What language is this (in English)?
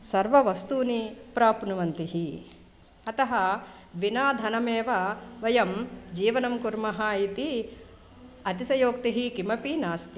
Sanskrit